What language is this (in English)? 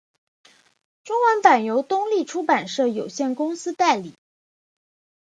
Chinese